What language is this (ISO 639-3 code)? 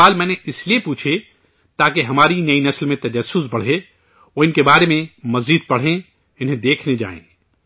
urd